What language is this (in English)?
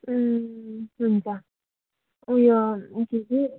Nepali